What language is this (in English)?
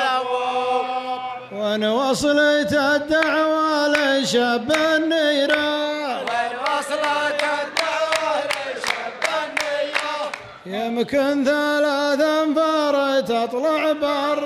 Arabic